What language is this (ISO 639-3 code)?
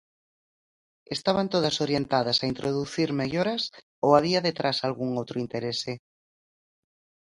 glg